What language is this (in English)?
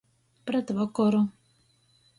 Latgalian